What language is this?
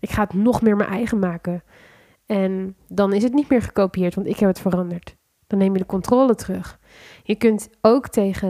Dutch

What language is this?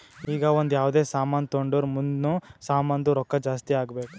Kannada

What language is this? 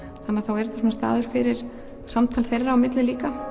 Icelandic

